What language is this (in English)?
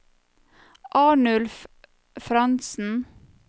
Norwegian